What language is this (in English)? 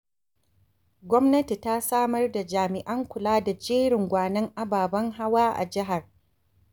Hausa